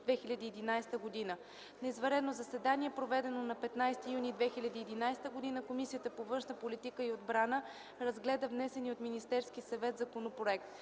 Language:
Bulgarian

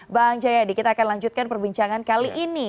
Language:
Indonesian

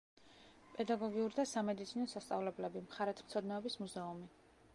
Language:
Georgian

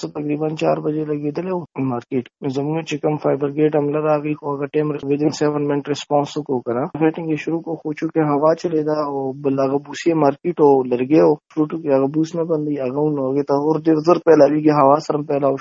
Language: Urdu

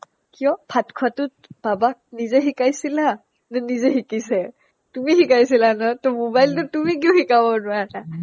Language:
Assamese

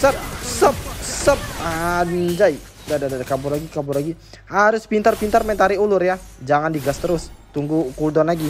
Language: Indonesian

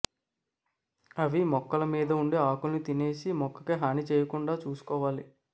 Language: Telugu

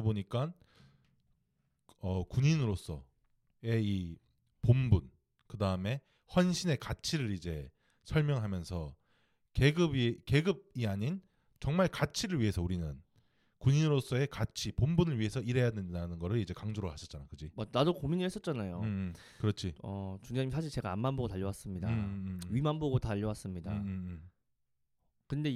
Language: Korean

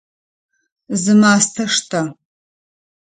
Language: Adyghe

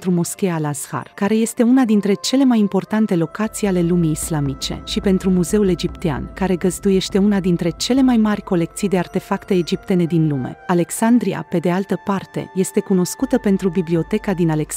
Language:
Romanian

